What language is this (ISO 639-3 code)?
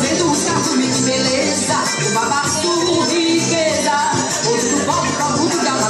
ron